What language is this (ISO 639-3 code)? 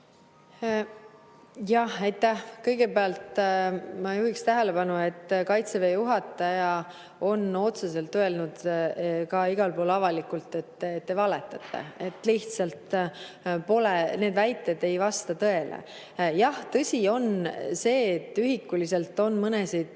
est